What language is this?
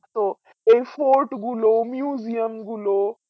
Bangla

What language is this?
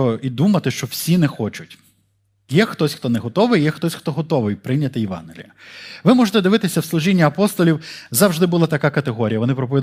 Ukrainian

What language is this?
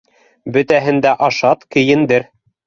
Bashkir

